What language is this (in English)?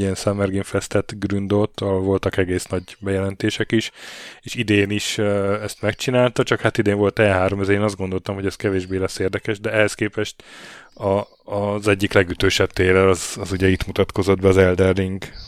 Hungarian